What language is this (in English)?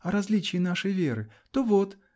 Russian